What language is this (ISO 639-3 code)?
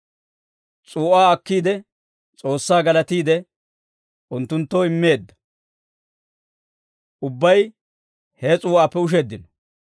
dwr